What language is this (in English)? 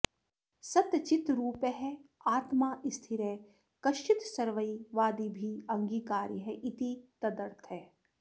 Sanskrit